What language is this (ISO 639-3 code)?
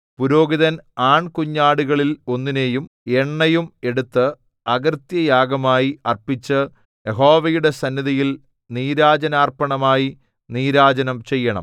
mal